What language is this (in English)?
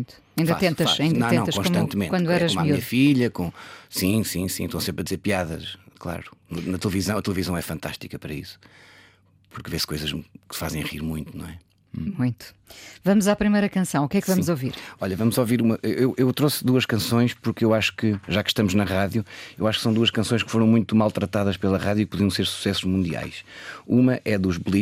Portuguese